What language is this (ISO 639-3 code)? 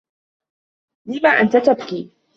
ara